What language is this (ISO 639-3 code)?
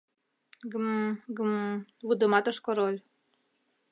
chm